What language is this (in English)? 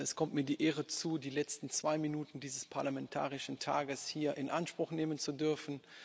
German